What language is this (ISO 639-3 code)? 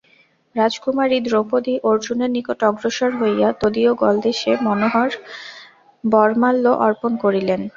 ben